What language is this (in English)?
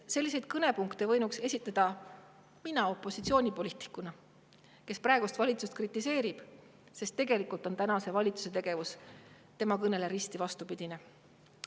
Estonian